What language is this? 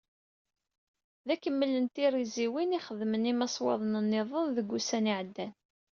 Kabyle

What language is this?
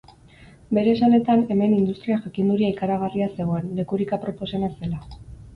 Basque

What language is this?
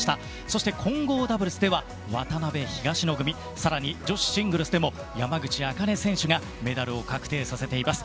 Japanese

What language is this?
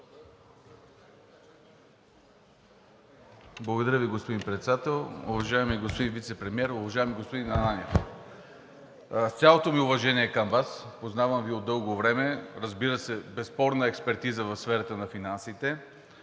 Bulgarian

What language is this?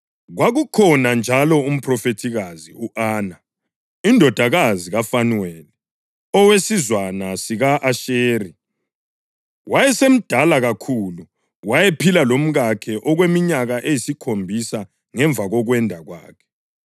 North Ndebele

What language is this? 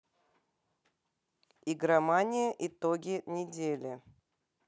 Russian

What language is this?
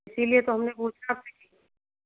Hindi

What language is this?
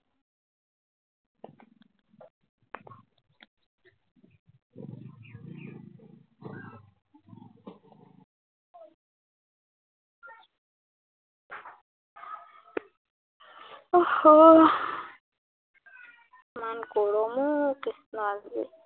Assamese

